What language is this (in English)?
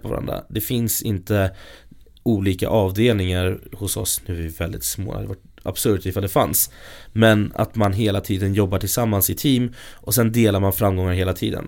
Swedish